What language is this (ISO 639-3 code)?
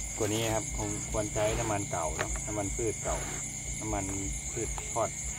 tha